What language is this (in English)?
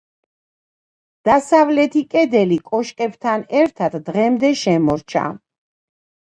Georgian